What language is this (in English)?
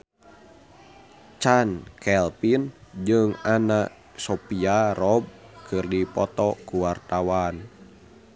Sundanese